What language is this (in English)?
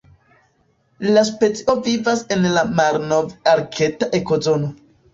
Esperanto